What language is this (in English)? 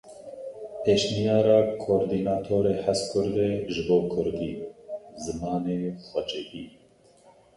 Kurdish